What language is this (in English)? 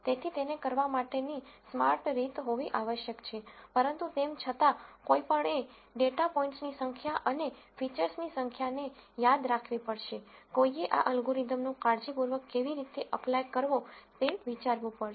Gujarati